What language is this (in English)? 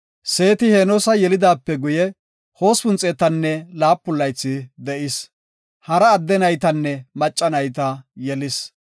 Gofa